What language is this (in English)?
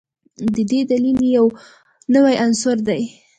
Pashto